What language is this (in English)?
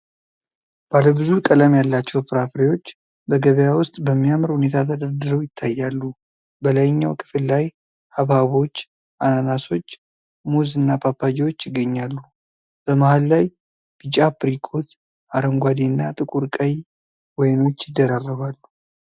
Amharic